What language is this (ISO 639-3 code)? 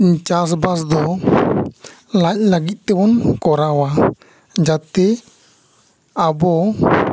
sat